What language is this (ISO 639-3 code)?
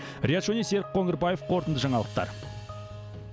kaz